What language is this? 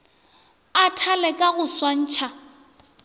Northern Sotho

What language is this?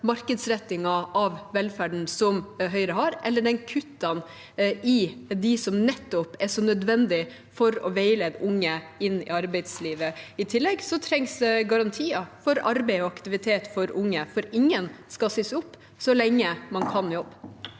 Norwegian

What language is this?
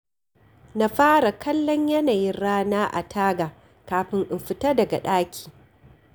Hausa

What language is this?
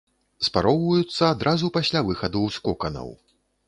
Belarusian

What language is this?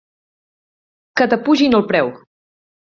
Catalan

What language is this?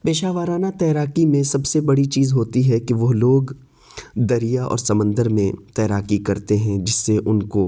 Urdu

